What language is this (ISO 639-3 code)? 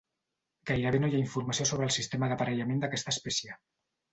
cat